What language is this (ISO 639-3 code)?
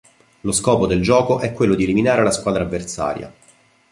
ita